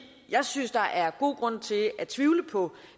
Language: Danish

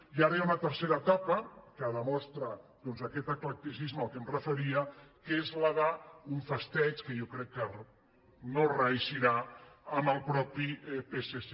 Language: Catalan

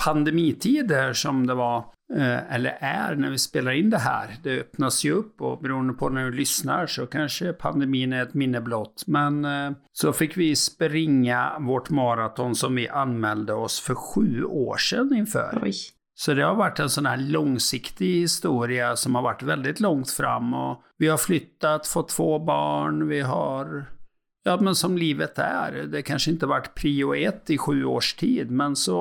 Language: Swedish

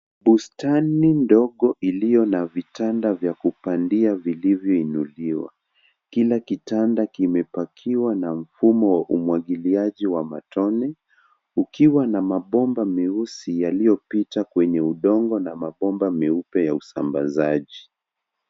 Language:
Swahili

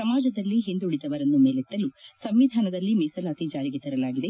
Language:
Kannada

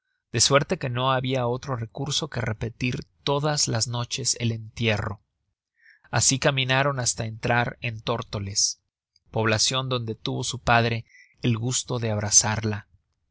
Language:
Spanish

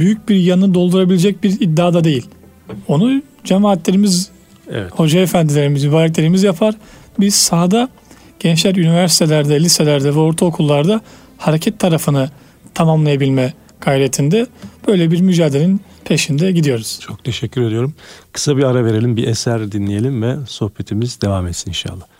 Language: Turkish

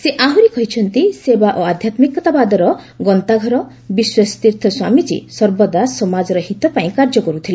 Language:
Odia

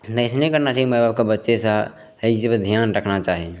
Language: Maithili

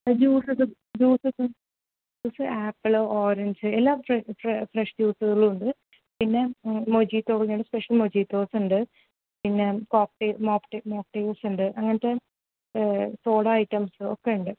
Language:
Malayalam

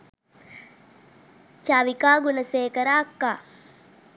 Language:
Sinhala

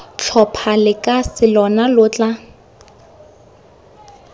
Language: Tswana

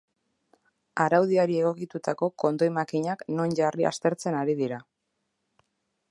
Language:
Basque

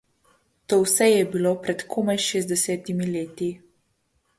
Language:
Slovenian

